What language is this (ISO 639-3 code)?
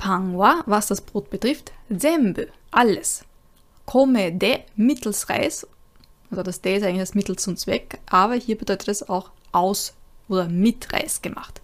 deu